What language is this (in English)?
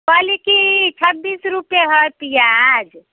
Maithili